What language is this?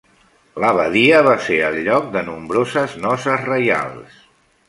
Catalan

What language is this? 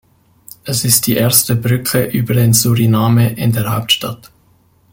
German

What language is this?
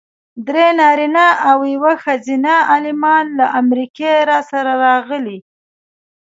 Pashto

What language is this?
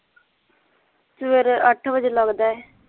Punjabi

